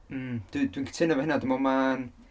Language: Welsh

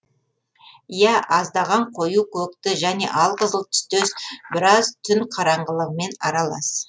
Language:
Kazakh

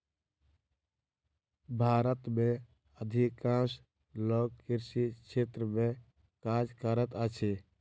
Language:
Maithili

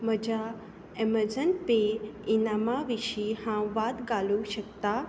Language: Konkani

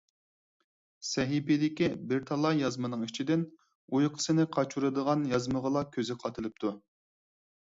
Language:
Uyghur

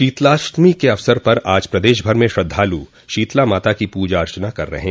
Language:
Hindi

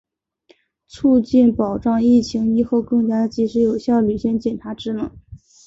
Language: Chinese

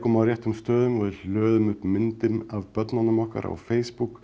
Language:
Icelandic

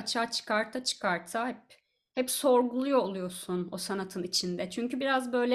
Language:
Turkish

